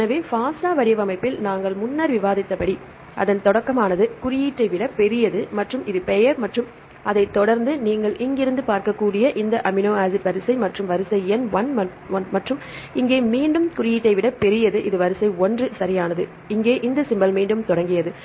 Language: Tamil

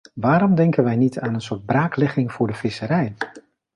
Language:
Dutch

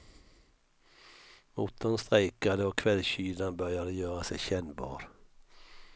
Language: Swedish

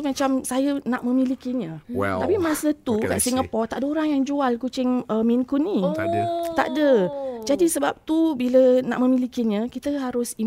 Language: Malay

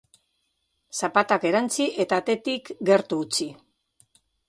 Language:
Basque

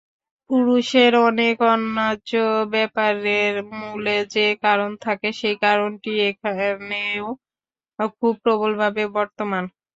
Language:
Bangla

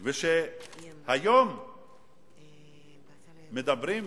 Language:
Hebrew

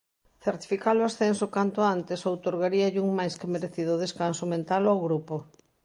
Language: Galician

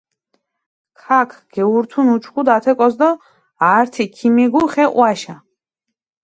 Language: Mingrelian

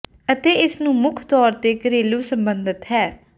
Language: Punjabi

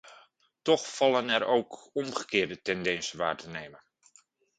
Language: Dutch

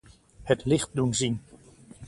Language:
Dutch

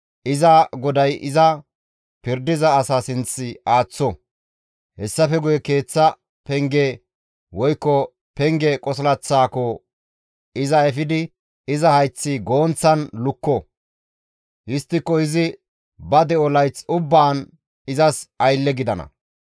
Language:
Gamo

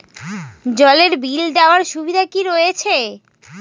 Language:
Bangla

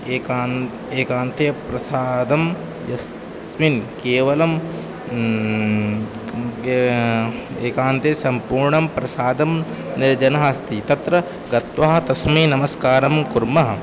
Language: Sanskrit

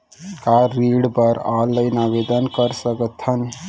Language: Chhattisgarhi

